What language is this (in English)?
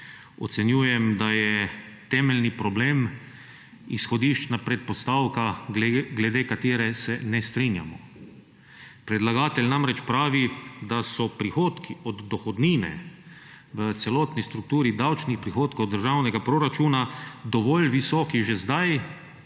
Slovenian